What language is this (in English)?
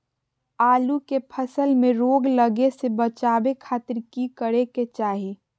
Magahi